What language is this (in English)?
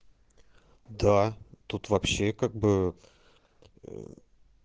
Russian